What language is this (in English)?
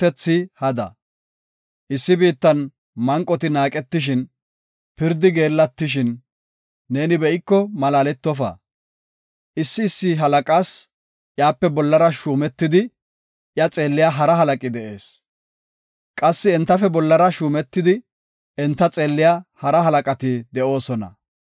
Gofa